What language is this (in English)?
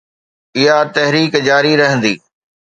Sindhi